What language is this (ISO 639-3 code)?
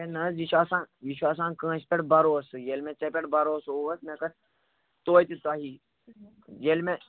kas